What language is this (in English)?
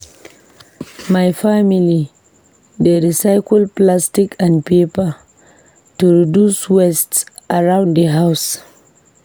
Nigerian Pidgin